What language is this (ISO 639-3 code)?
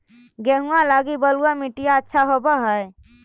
mag